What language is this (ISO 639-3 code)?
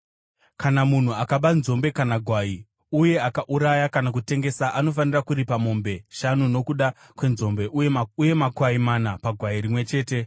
sna